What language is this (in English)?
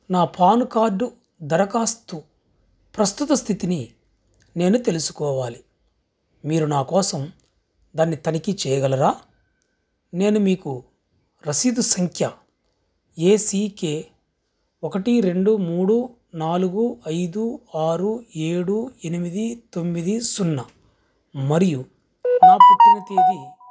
Telugu